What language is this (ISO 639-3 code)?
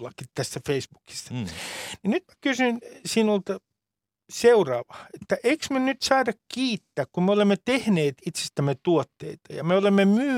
fin